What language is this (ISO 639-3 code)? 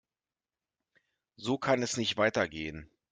deu